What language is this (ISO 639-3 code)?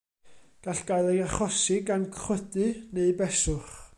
cym